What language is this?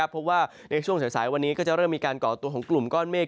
Thai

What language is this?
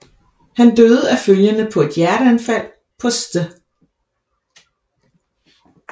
Danish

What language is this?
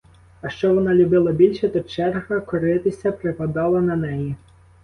Ukrainian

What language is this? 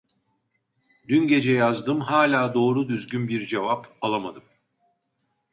Turkish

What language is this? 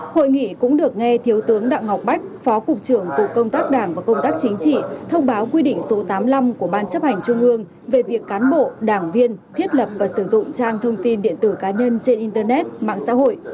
Vietnamese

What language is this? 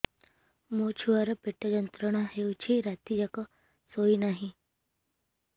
Odia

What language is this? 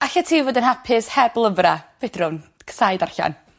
Welsh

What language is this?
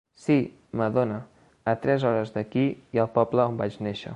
Catalan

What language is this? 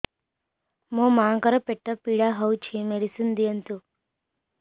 Odia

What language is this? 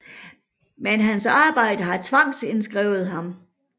Danish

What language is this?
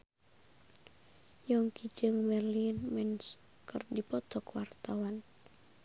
Sundanese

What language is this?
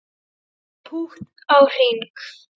Icelandic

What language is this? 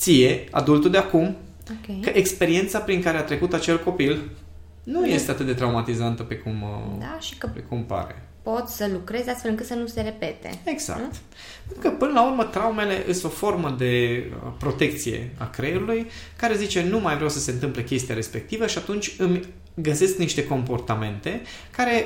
Romanian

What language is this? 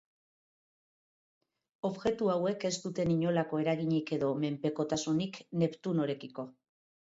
Basque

